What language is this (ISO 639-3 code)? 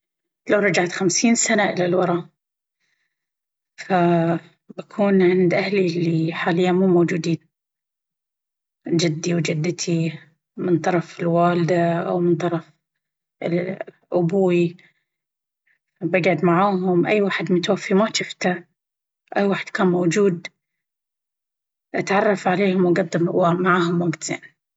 abv